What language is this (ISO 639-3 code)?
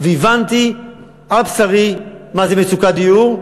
heb